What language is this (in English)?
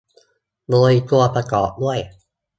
Thai